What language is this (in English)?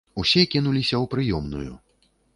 Belarusian